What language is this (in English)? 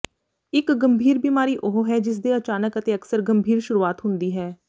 Punjabi